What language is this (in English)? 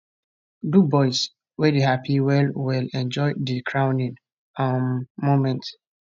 Nigerian Pidgin